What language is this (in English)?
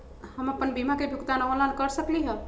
Magahi